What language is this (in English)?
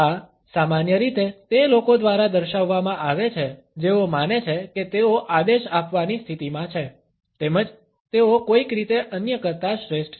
Gujarati